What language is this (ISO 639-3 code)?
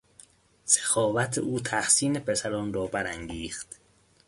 fas